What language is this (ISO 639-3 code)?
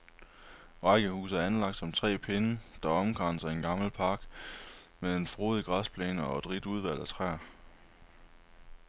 dan